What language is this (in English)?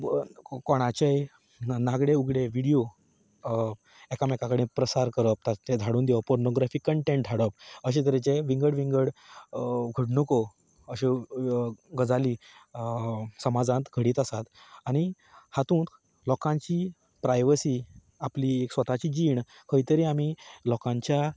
Konkani